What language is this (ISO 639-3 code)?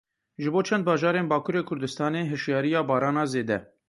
kur